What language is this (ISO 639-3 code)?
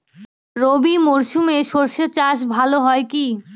ben